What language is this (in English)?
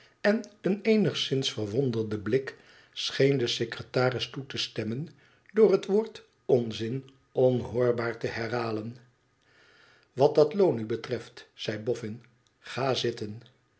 Dutch